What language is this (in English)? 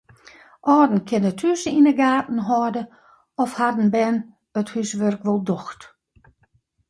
Western Frisian